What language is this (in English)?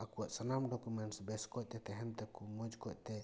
Santali